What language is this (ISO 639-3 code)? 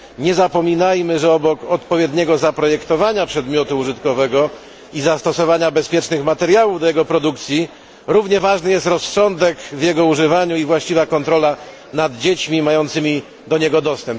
pol